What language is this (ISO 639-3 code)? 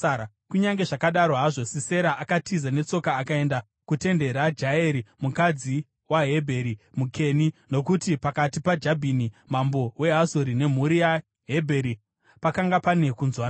sna